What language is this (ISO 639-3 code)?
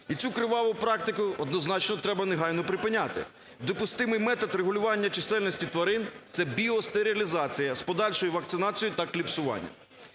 ukr